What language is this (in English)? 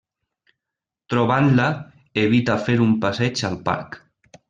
Catalan